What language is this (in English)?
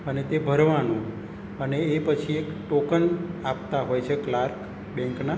Gujarati